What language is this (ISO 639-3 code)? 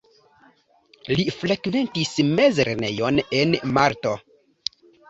epo